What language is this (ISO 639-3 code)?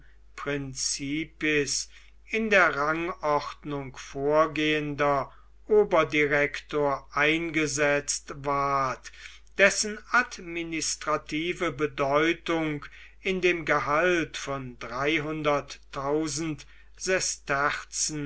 deu